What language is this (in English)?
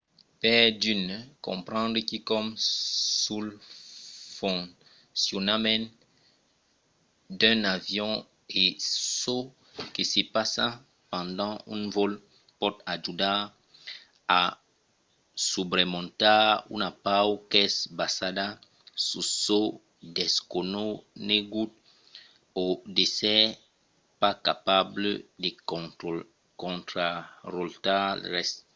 Occitan